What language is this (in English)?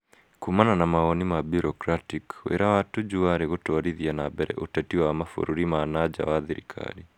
Kikuyu